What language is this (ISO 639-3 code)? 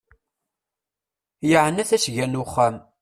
kab